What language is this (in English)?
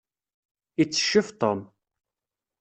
Kabyle